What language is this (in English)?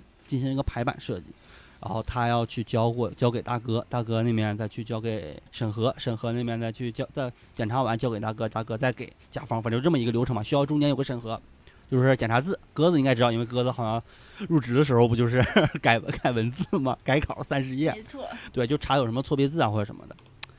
Chinese